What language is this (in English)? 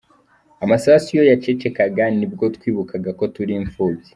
Kinyarwanda